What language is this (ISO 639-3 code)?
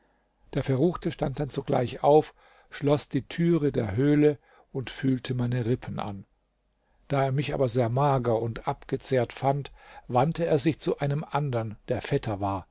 deu